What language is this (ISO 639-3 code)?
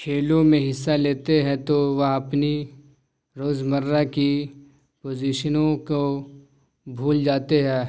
urd